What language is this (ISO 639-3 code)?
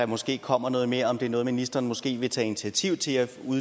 dan